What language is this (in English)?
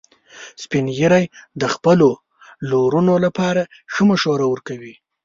Pashto